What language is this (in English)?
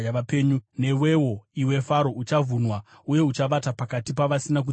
Shona